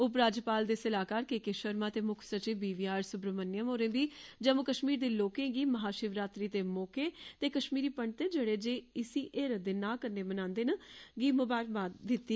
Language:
Dogri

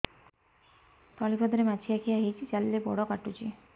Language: Odia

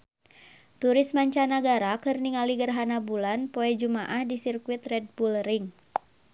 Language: Sundanese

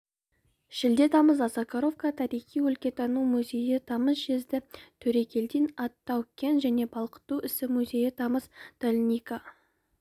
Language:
Kazakh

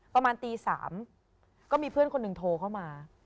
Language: Thai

